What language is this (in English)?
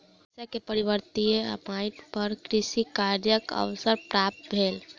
Maithili